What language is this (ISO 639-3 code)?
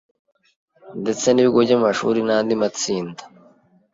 kin